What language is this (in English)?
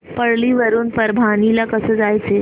Marathi